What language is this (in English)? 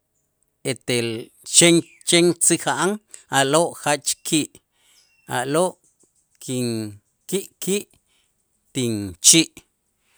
Itzá